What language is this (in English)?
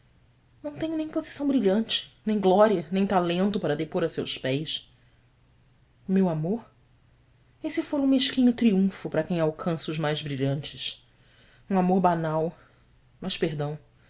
Portuguese